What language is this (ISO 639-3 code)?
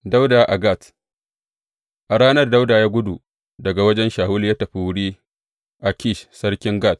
hau